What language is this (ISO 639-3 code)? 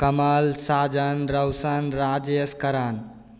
mai